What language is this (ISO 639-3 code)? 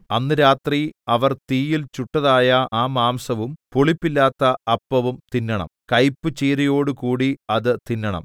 mal